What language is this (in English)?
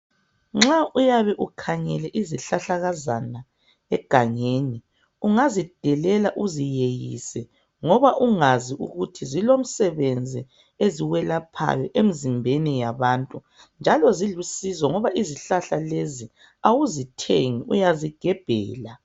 North Ndebele